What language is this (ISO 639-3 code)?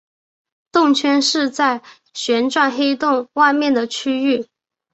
zho